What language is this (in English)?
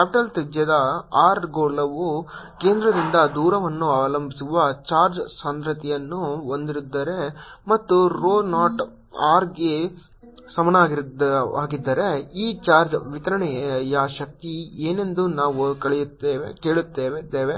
Kannada